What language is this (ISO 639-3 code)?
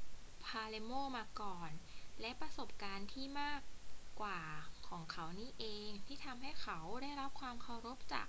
tha